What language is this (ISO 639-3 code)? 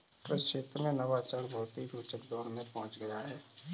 hin